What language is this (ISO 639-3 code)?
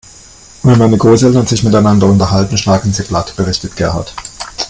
deu